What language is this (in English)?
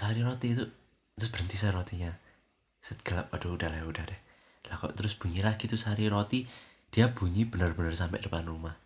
Indonesian